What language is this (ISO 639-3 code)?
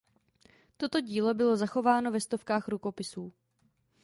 ces